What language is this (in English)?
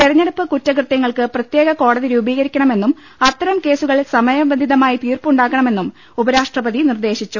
Malayalam